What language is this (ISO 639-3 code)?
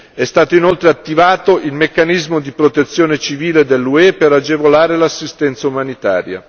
ita